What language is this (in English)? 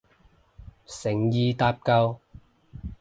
Cantonese